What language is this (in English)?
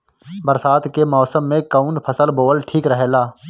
Bhojpuri